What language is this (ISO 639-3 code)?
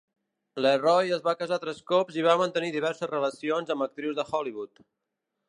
cat